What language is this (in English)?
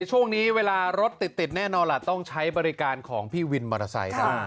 Thai